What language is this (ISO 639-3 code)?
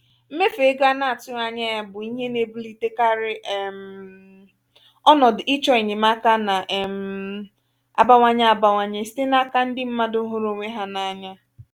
ibo